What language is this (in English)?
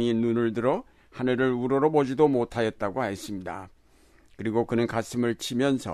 Korean